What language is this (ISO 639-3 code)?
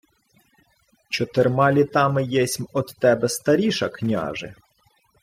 ukr